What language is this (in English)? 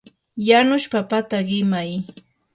Yanahuanca Pasco Quechua